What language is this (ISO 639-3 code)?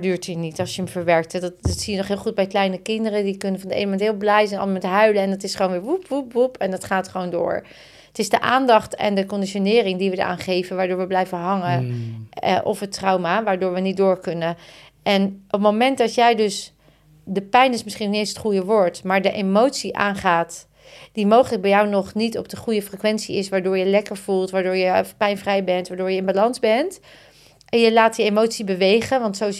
nld